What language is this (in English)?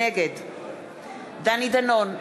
Hebrew